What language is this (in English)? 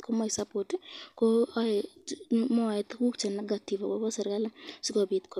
Kalenjin